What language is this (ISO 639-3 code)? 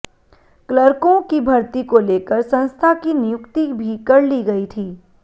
hin